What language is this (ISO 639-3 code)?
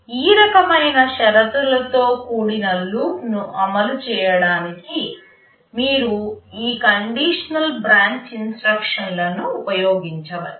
tel